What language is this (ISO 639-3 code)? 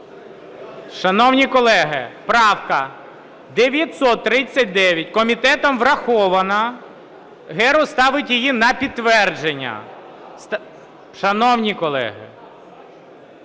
ukr